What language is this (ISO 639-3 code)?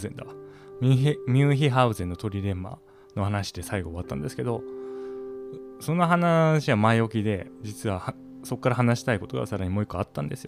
jpn